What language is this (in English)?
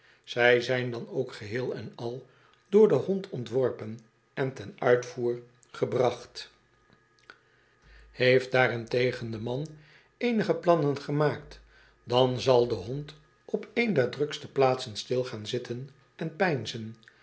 Dutch